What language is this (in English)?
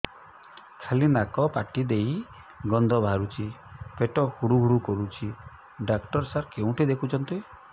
Odia